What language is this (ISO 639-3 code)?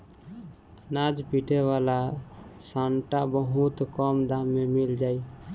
bho